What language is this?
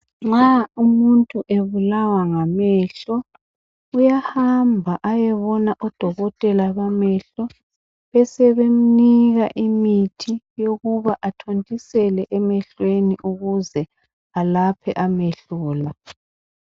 North Ndebele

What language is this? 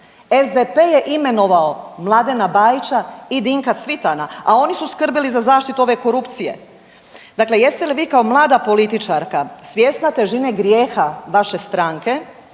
Croatian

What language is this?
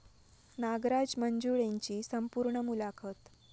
Marathi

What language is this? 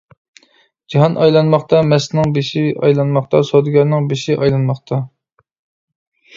Uyghur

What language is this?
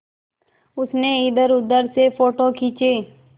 Hindi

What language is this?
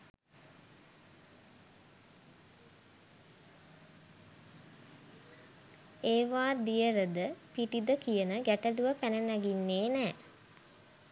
Sinhala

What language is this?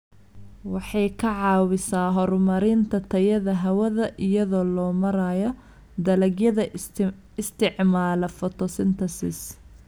Somali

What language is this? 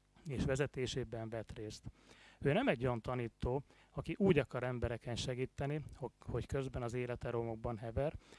Hungarian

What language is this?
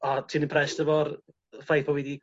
Welsh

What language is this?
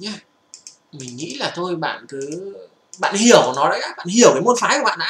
Vietnamese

